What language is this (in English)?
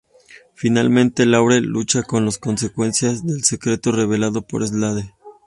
Spanish